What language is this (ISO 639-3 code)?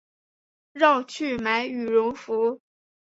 zho